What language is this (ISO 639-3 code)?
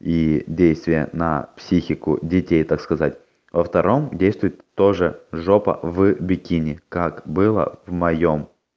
rus